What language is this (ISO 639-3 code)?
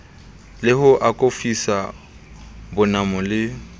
sot